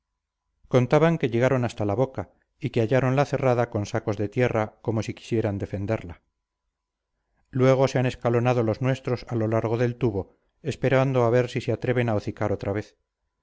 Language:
Spanish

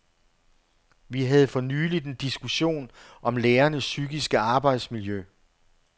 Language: Danish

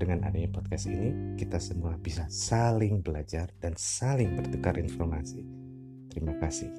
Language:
Indonesian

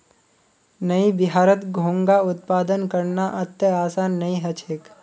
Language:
Magahi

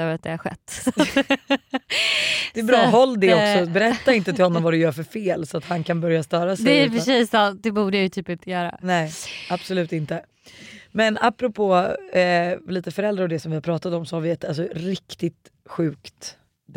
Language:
Swedish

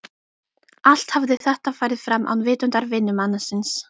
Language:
Icelandic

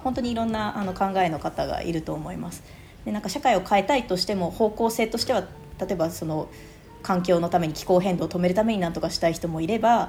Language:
Japanese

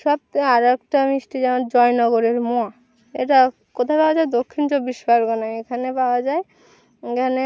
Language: Bangla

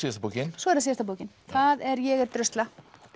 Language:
Icelandic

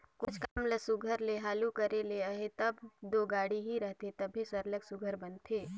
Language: Chhattisgarhi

